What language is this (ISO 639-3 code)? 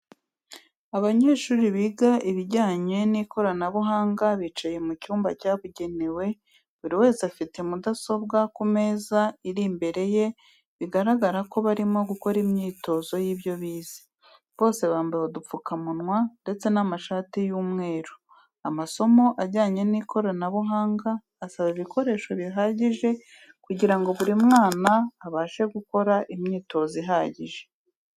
kin